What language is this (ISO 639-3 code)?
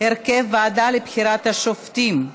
heb